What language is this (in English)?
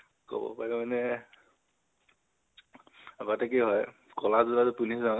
Assamese